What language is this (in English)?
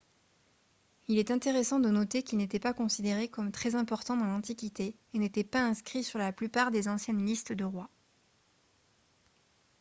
French